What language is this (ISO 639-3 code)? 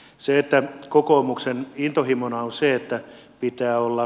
fin